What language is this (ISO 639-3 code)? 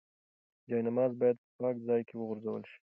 pus